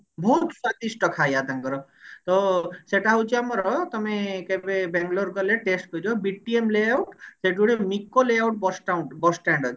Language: Odia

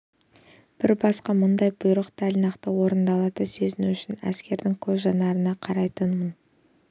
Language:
Kazakh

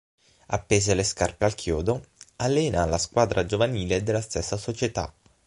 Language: Italian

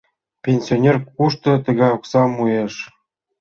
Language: Mari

